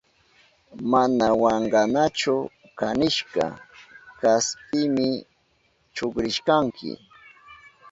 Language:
Southern Pastaza Quechua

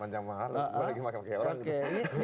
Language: Indonesian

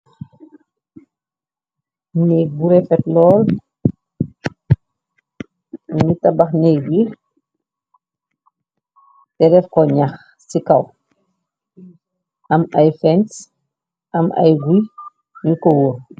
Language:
Wolof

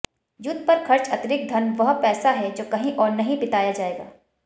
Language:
Hindi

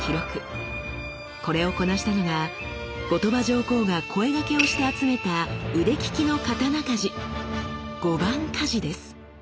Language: Japanese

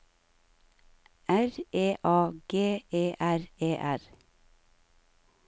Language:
Norwegian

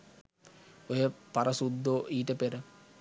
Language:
Sinhala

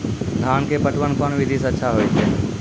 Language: Maithili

